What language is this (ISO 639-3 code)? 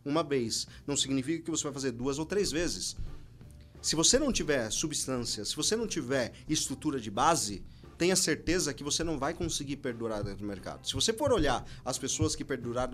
por